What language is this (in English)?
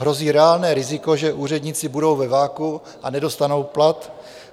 Czech